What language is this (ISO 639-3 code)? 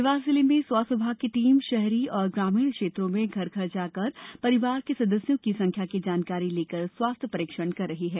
hin